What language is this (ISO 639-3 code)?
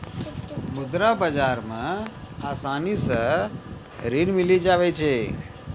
mai